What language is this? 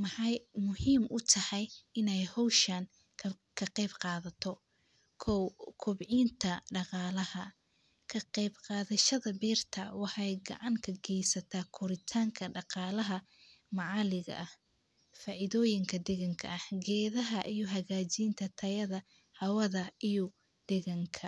Somali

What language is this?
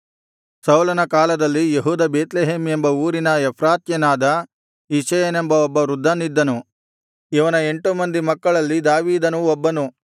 Kannada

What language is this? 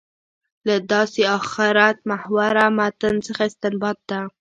Pashto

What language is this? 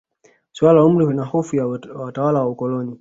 Swahili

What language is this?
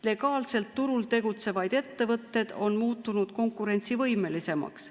Estonian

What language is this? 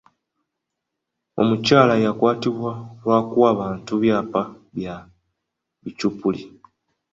Ganda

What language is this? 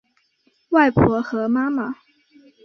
Chinese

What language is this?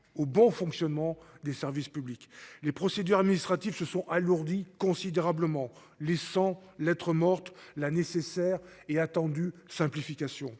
French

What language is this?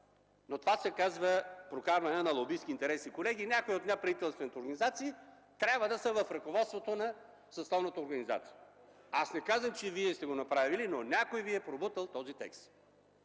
Bulgarian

